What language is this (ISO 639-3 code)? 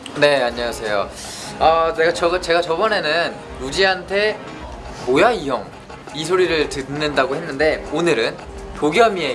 kor